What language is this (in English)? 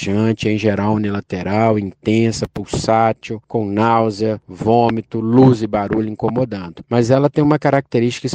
Portuguese